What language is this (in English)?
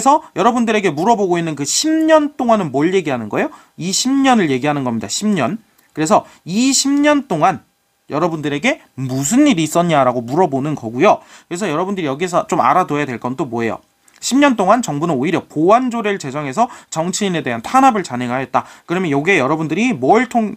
Korean